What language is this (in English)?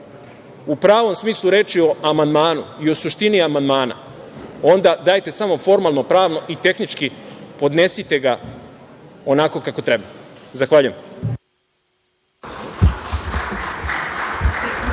Serbian